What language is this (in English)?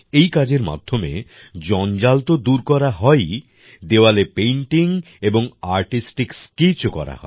Bangla